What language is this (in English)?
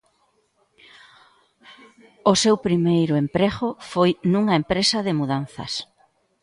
Galician